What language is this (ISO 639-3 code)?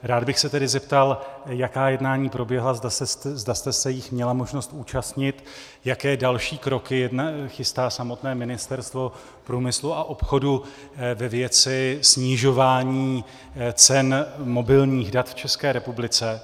ces